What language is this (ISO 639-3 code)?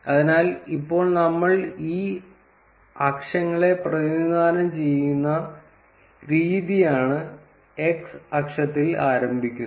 mal